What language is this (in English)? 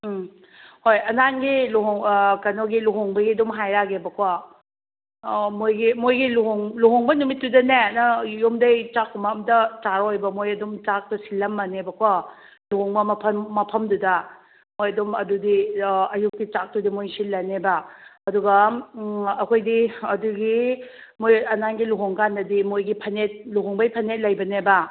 Manipuri